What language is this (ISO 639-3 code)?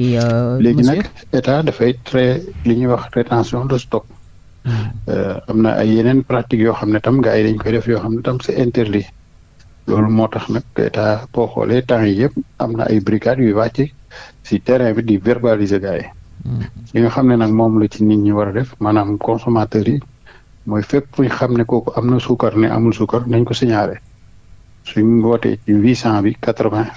fra